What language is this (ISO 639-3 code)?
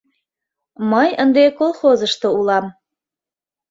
chm